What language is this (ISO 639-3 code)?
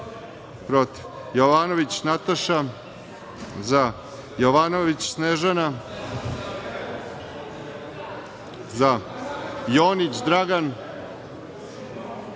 srp